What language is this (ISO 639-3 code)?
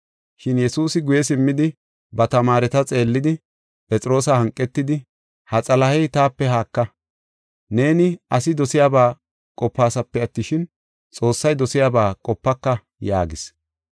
gof